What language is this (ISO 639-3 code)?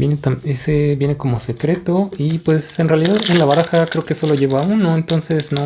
spa